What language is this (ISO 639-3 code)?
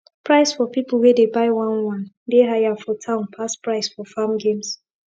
pcm